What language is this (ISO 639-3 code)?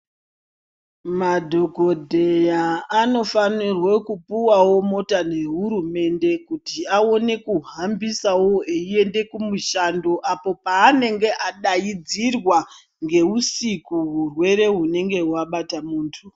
ndc